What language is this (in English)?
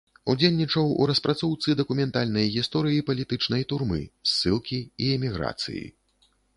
Belarusian